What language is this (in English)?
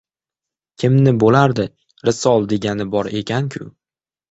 Uzbek